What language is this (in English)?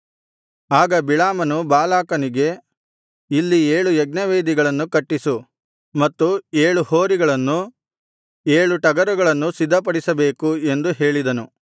Kannada